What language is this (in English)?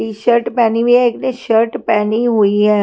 Hindi